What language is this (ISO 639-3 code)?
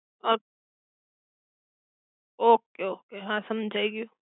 guj